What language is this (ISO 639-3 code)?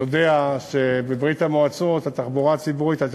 heb